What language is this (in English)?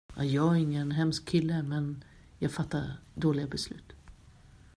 Swedish